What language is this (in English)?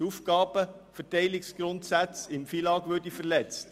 Swiss German